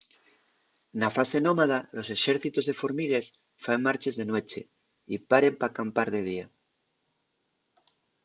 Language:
Asturian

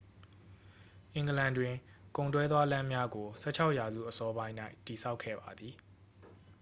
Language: Burmese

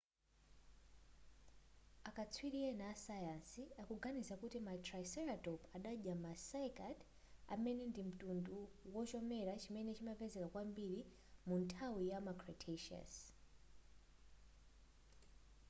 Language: Nyanja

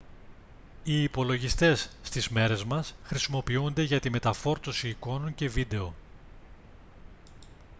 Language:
Greek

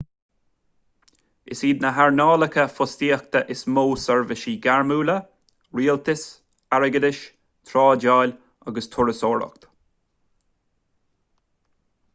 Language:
Irish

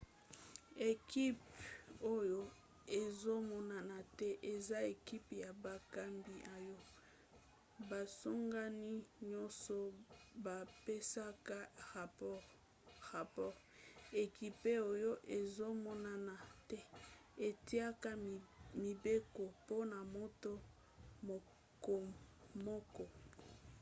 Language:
Lingala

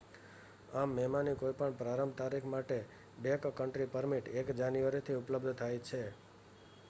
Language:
Gujarati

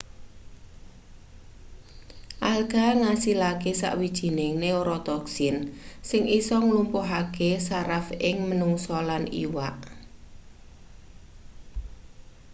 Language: Javanese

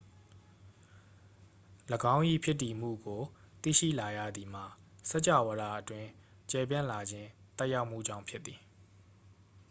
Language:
Burmese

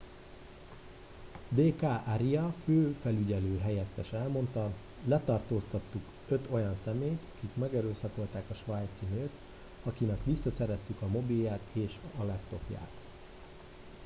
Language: Hungarian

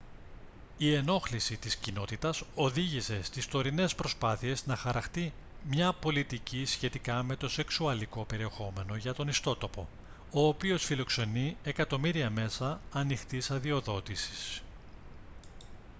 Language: Greek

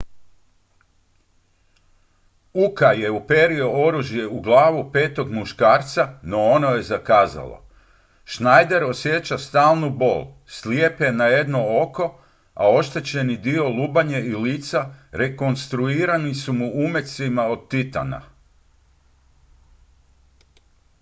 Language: Croatian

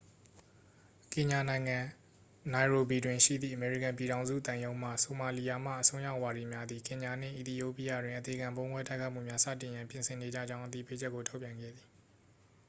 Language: Burmese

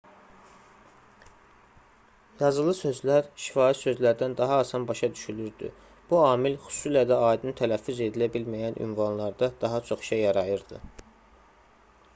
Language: Azerbaijani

